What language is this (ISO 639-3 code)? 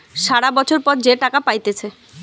ben